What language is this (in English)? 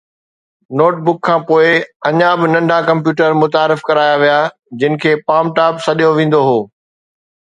Sindhi